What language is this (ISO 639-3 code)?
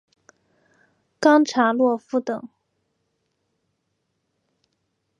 zho